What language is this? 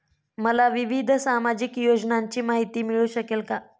Marathi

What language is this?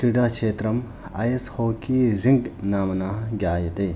Sanskrit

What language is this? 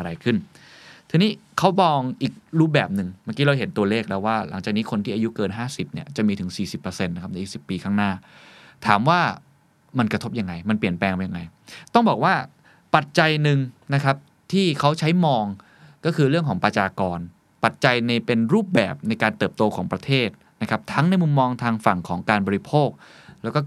Thai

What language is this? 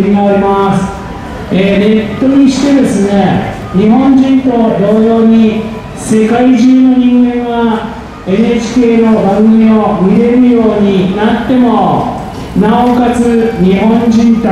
Japanese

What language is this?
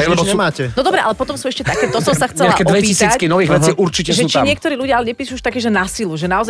Slovak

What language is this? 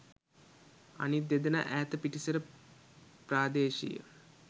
Sinhala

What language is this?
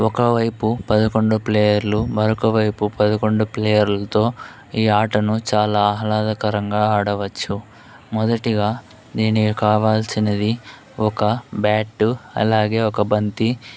Telugu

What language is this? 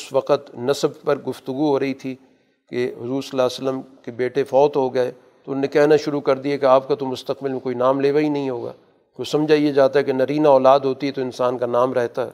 Urdu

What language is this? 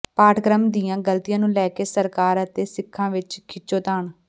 Punjabi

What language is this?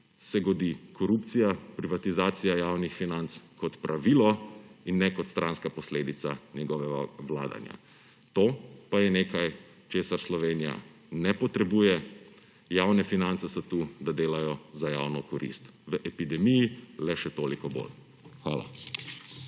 Slovenian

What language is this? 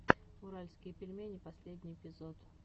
Russian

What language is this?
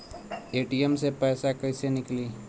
Bhojpuri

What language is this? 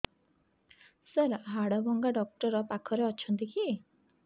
Odia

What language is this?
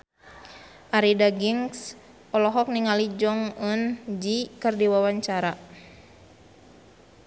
Sundanese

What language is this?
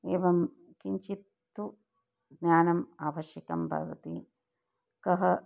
Sanskrit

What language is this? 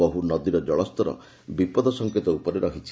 Odia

